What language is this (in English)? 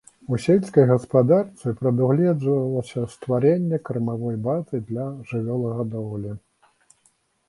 Belarusian